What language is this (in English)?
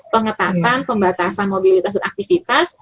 Indonesian